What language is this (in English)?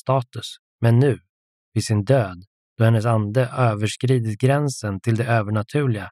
Swedish